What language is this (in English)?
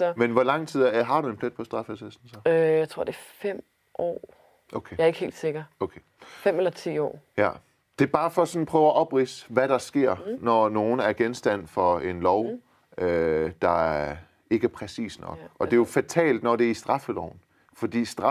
Danish